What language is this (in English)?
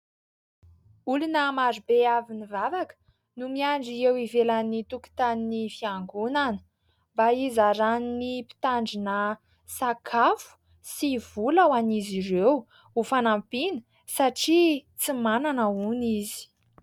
Malagasy